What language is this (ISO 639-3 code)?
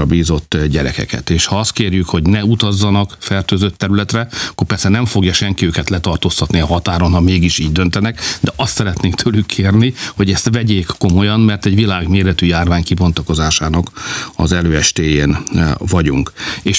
hun